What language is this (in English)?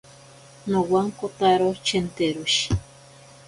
Ashéninka Perené